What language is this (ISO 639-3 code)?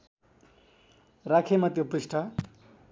nep